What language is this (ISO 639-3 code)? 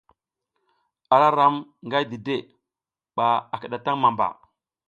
giz